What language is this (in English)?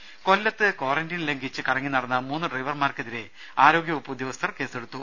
Malayalam